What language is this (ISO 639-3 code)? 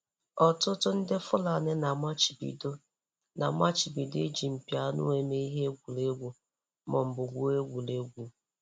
ibo